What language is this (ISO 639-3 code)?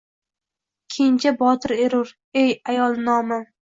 uzb